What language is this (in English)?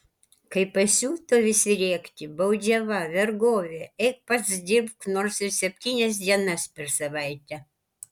Lithuanian